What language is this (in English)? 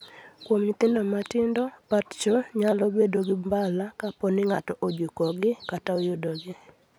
Luo (Kenya and Tanzania)